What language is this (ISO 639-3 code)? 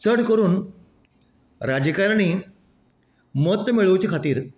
kok